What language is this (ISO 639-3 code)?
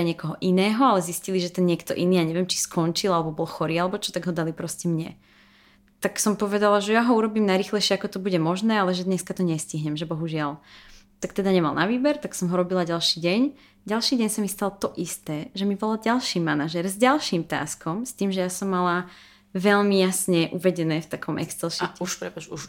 slk